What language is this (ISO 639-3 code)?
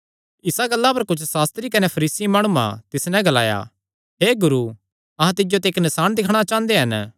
xnr